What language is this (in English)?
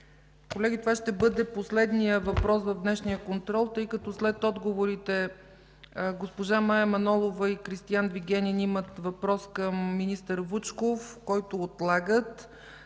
Bulgarian